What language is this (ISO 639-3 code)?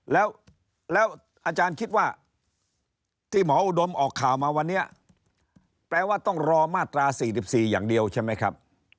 tha